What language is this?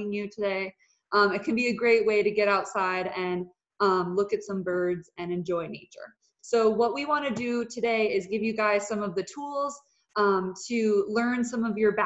English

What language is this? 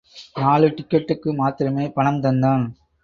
Tamil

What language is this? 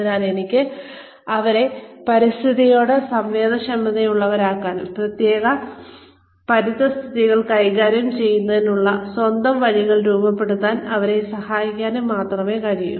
Malayalam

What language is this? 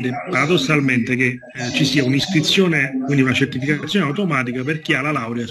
Italian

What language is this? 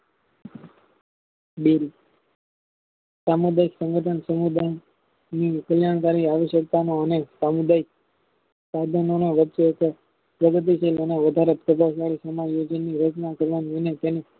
Gujarati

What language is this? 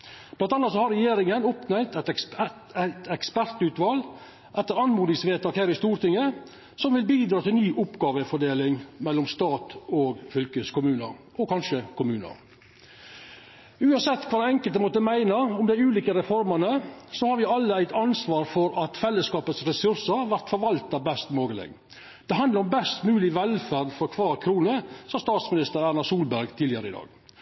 Norwegian Nynorsk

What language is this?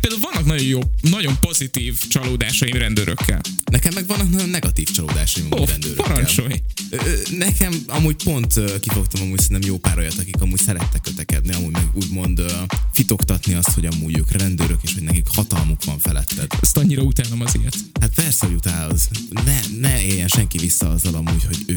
Hungarian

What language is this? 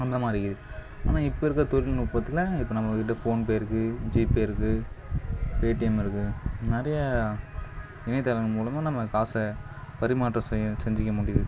Tamil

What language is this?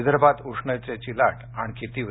Marathi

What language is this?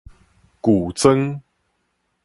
Min Nan Chinese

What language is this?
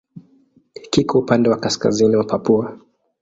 Swahili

